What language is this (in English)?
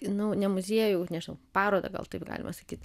Lithuanian